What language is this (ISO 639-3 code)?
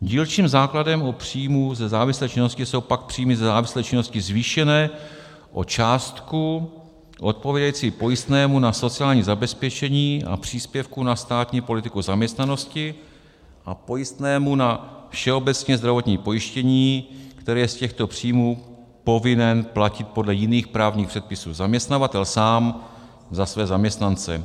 ces